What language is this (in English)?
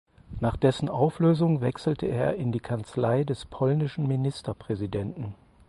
German